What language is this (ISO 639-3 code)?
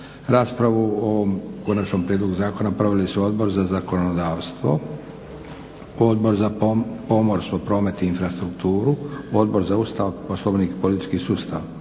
hrv